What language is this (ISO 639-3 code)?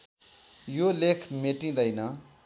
nep